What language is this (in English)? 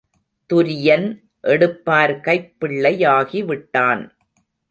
Tamil